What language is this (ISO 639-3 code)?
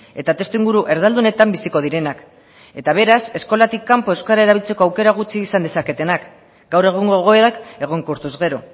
eus